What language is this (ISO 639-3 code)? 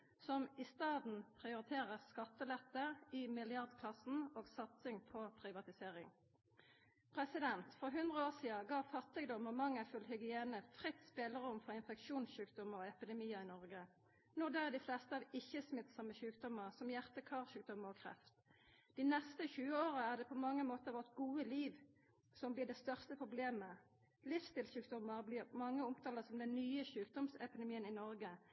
nno